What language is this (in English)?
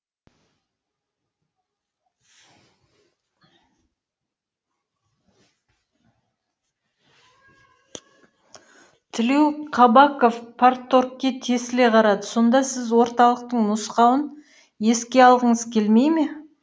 Kazakh